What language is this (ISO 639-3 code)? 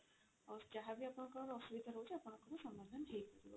ori